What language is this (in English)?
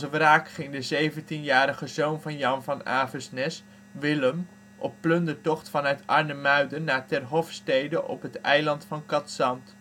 Dutch